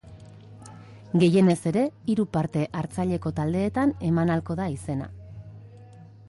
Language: Basque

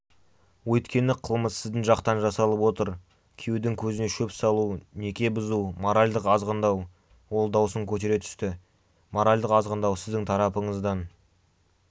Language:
Kazakh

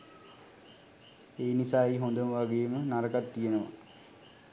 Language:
Sinhala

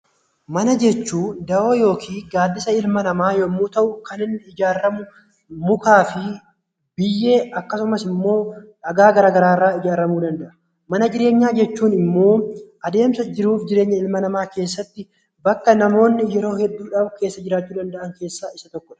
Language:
Oromo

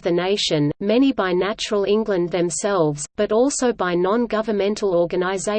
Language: English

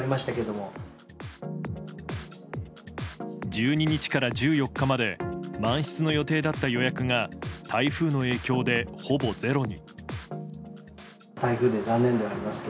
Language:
Japanese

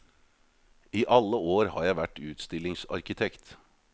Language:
Norwegian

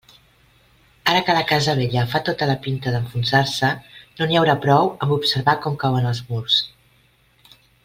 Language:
Catalan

